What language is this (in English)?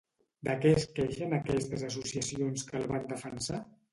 Catalan